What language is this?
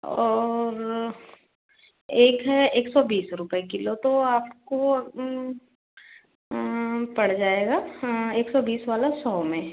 Hindi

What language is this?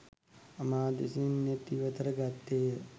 Sinhala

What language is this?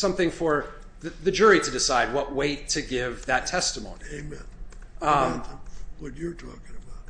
English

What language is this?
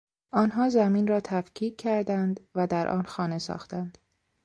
Persian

